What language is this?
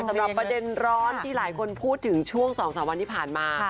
Thai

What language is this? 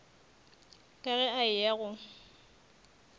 Northern Sotho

